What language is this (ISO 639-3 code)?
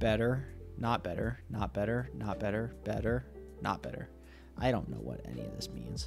eng